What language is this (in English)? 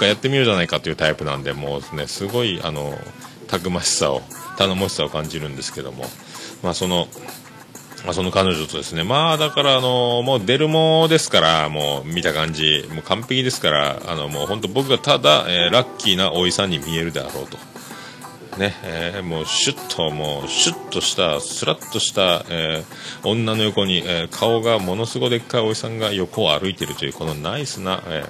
Japanese